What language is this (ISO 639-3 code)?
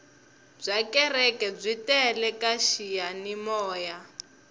tso